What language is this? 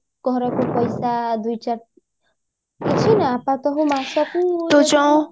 Odia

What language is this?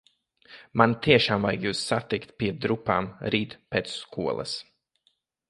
Latvian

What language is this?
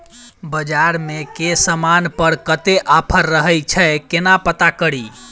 Maithili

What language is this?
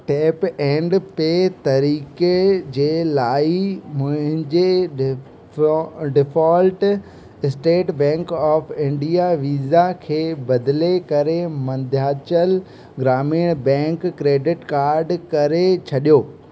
Sindhi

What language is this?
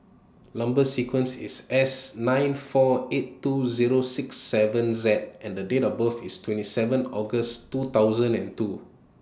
English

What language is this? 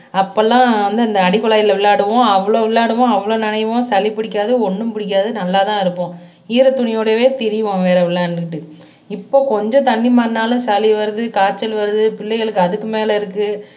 Tamil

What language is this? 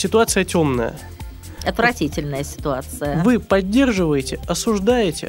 Russian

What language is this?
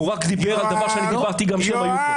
Hebrew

